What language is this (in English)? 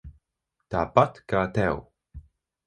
Latvian